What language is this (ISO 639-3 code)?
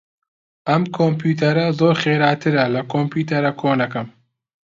ckb